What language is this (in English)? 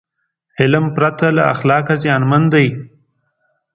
Pashto